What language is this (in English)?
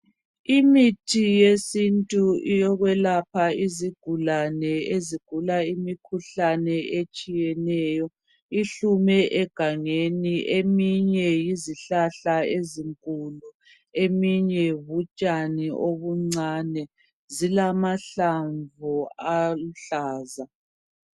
North Ndebele